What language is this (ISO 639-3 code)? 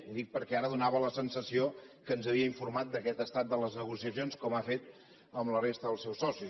cat